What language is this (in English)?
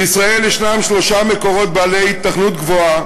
Hebrew